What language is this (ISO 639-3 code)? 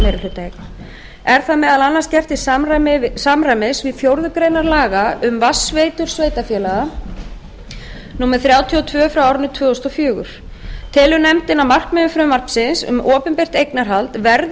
isl